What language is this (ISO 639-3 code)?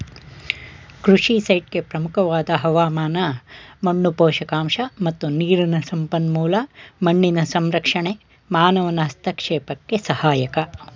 kan